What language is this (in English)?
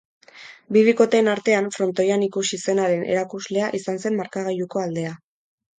Basque